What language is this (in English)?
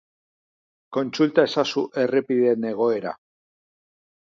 Basque